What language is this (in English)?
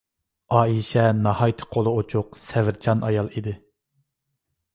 Uyghur